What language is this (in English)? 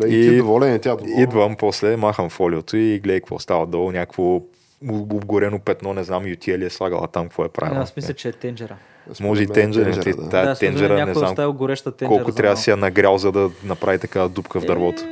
Bulgarian